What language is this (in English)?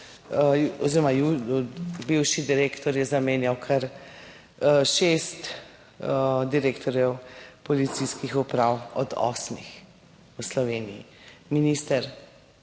Slovenian